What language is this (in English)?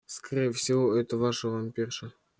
Russian